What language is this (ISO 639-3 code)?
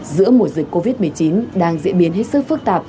vie